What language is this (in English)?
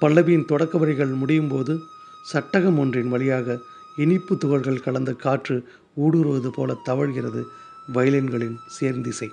Tamil